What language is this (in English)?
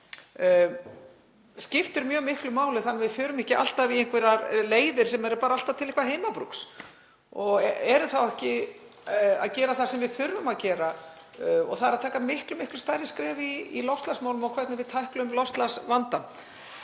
Icelandic